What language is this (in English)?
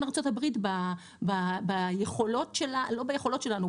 Hebrew